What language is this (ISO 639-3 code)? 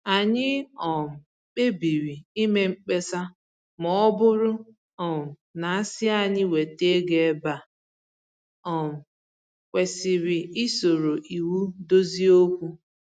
ibo